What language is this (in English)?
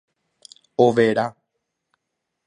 Guarani